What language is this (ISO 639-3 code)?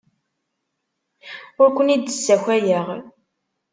kab